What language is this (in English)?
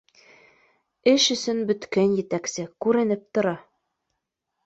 Bashkir